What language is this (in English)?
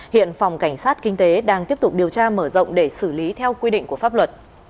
Vietnamese